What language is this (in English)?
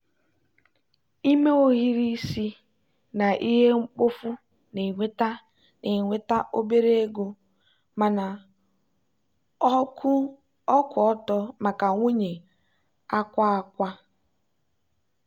Igbo